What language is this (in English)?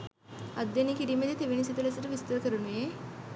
Sinhala